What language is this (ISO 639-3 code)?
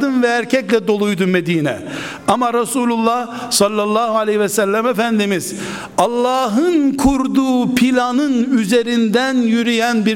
tur